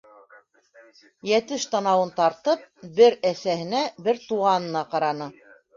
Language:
Bashkir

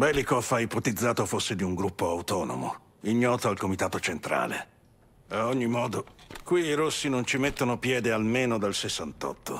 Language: Italian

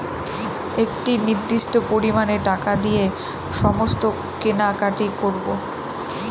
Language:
Bangla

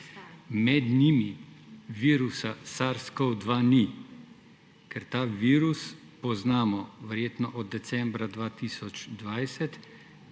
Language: Slovenian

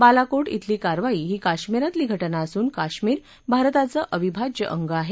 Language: Marathi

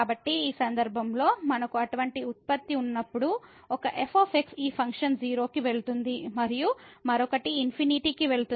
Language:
Telugu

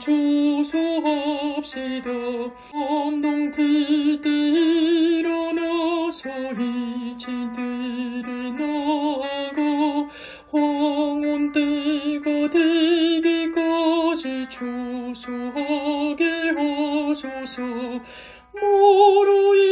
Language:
Korean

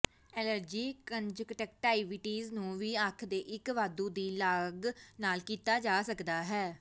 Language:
Punjabi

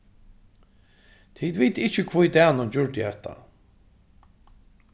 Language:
Faroese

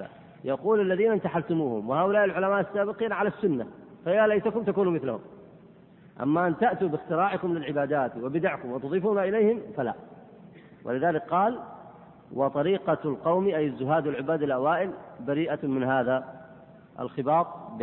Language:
Arabic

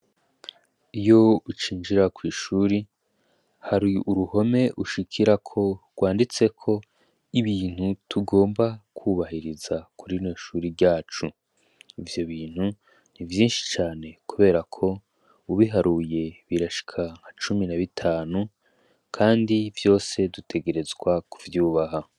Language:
Rundi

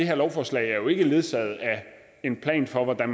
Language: Danish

